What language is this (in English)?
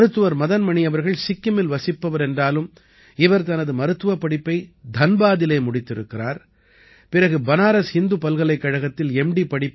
Tamil